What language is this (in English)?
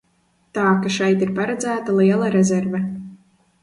Latvian